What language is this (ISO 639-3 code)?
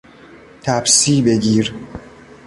fas